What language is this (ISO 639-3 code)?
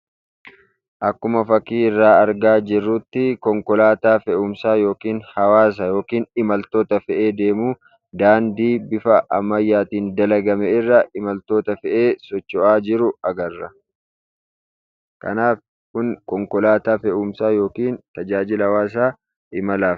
orm